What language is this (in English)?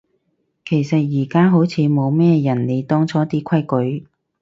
Cantonese